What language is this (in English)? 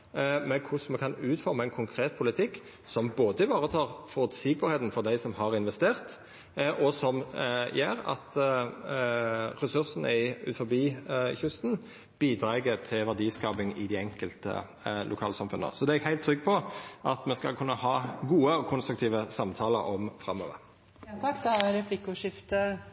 Norwegian Nynorsk